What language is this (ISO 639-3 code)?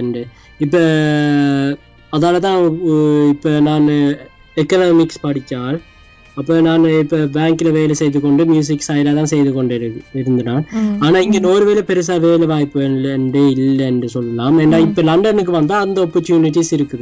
tam